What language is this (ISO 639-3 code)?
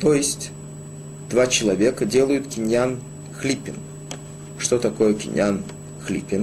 rus